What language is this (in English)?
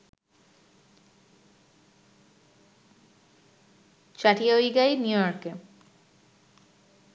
Bangla